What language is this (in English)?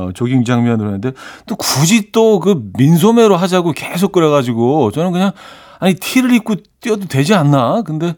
Korean